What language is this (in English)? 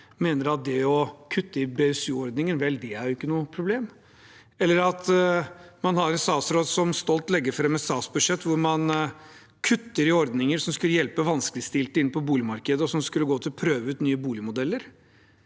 Norwegian